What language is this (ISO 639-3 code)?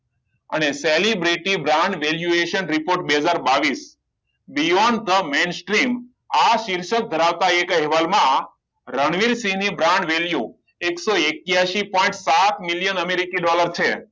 guj